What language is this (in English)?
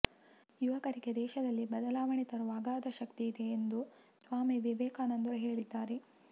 Kannada